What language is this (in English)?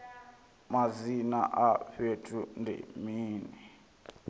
Venda